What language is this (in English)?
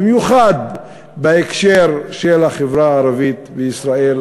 Hebrew